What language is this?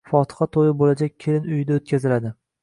Uzbek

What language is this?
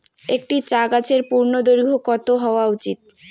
Bangla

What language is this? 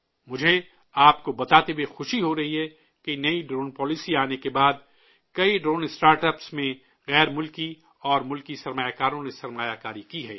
Urdu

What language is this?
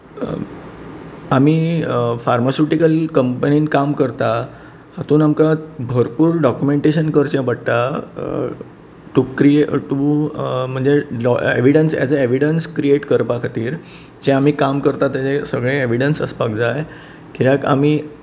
Konkani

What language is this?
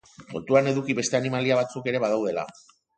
Basque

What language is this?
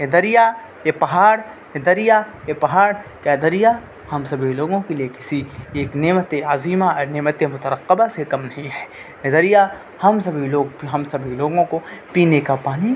Urdu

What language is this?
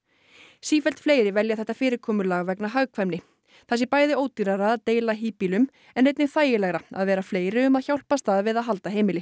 Icelandic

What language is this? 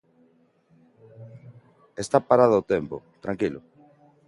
Galician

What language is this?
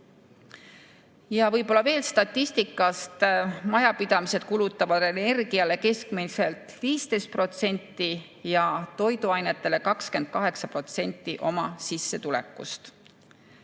Estonian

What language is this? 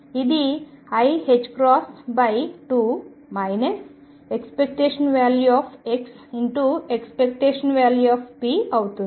Telugu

